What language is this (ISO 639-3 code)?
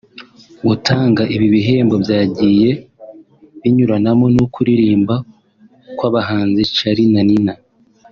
kin